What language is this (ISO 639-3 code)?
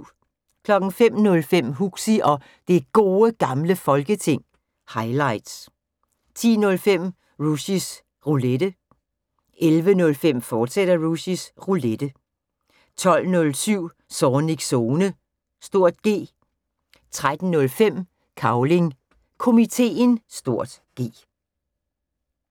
dan